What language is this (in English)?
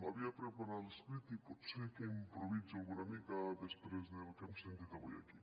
Catalan